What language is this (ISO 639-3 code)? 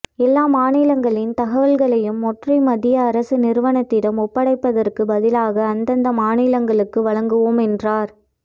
tam